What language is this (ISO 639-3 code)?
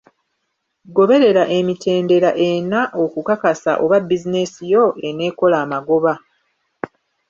lug